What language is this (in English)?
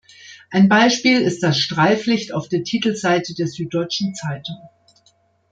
German